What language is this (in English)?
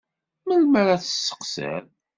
Kabyle